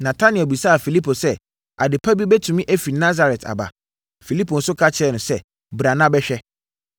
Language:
Akan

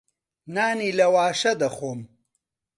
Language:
Central Kurdish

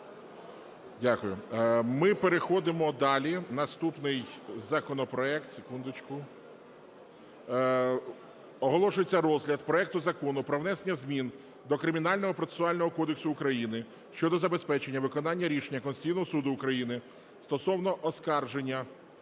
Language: Ukrainian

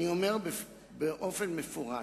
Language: Hebrew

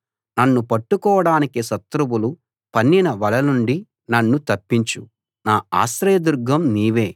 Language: Telugu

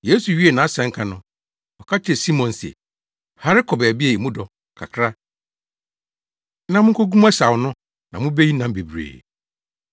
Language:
Akan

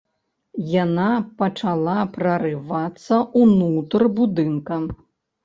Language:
Belarusian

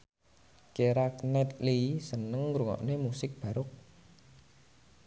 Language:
Javanese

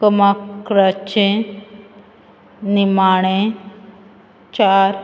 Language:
Konkani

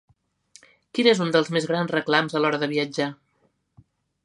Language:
Catalan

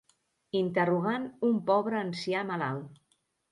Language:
Catalan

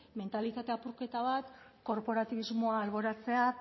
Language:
Basque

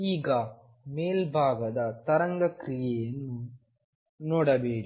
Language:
Kannada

